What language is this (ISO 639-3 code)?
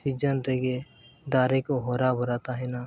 sat